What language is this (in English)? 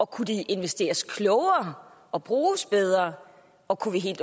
Danish